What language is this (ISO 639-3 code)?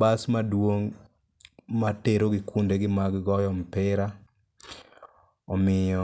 luo